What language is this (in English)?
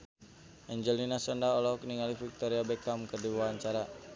Sundanese